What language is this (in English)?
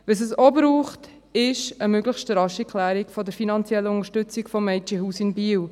Swiss German